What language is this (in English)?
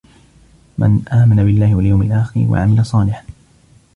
Arabic